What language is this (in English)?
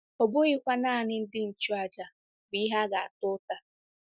Igbo